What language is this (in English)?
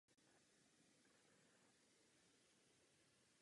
Czech